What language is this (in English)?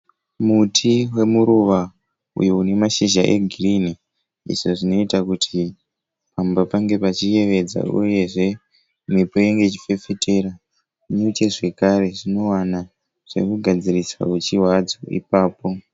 Shona